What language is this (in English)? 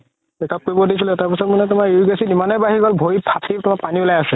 Assamese